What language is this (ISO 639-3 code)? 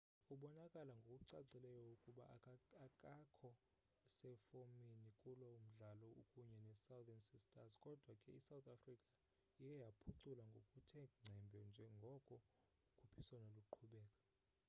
xho